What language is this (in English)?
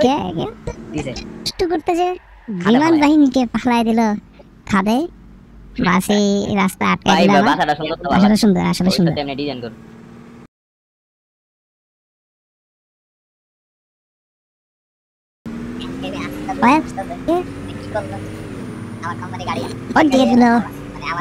Turkish